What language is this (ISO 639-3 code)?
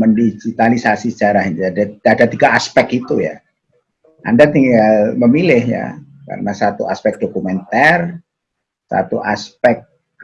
ind